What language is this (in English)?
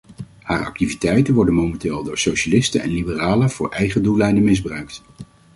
Dutch